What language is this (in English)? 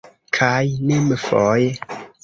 Esperanto